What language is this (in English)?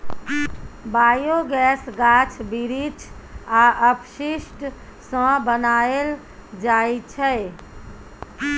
Maithili